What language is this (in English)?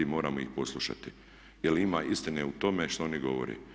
Croatian